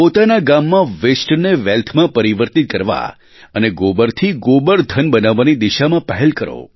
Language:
Gujarati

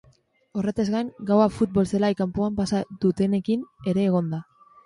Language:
Basque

